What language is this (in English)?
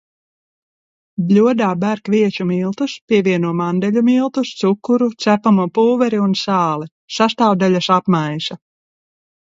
Latvian